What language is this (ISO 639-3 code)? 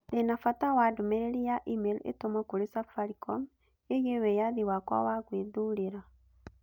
kik